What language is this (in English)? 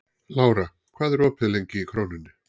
Icelandic